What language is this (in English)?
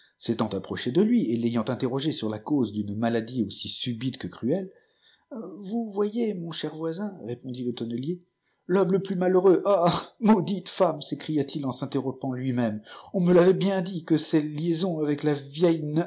French